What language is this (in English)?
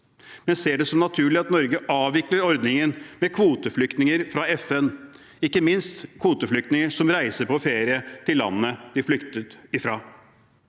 Norwegian